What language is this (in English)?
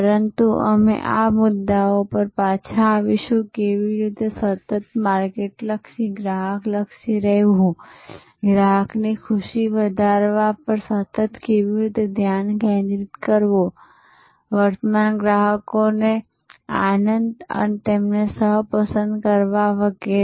Gujarati